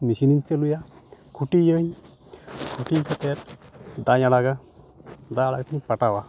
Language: Santali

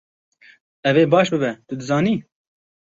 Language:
Kurdish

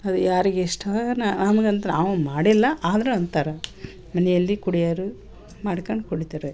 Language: Kannada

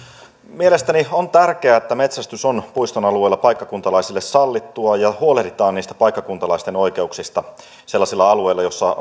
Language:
Finnish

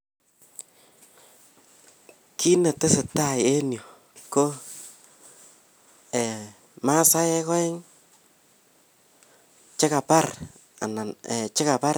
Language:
Kalenjin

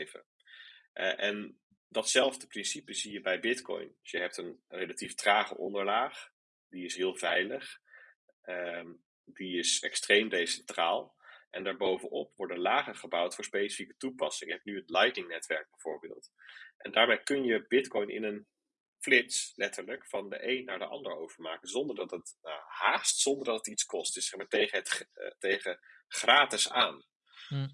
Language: Dutch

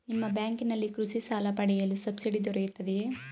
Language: Kannada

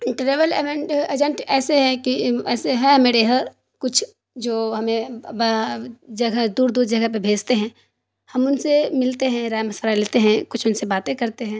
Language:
Urdu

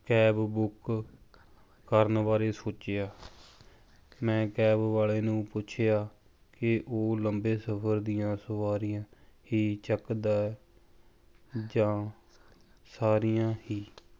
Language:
Punjabi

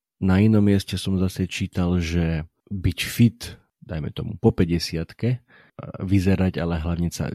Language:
Slovak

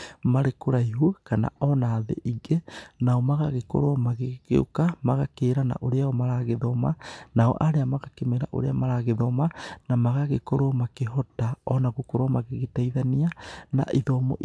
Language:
Kikuyu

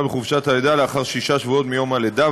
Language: Hebrew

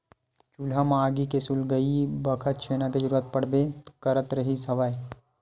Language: Chhattisgarhi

